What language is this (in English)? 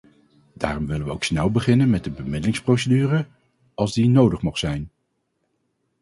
Dutch